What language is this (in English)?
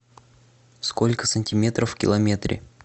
Russian